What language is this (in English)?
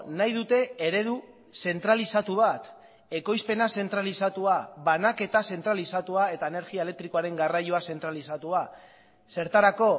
Basque